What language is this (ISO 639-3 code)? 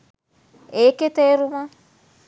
sin